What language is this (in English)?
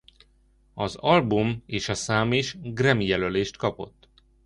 Hungarian